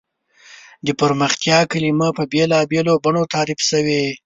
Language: Pashto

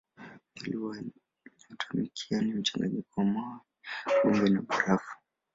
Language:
Swahili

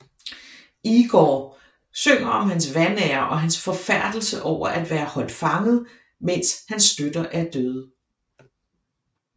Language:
Danish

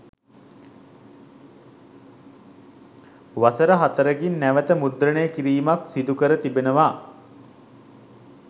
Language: Sinhala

